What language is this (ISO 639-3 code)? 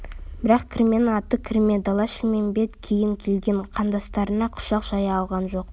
kaz